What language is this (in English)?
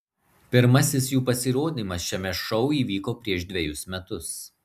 Lithuanian